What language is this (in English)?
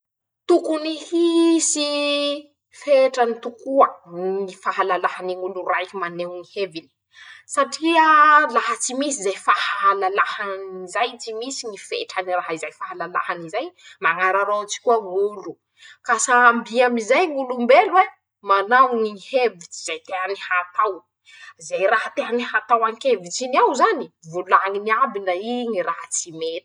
Masikoro Malagasy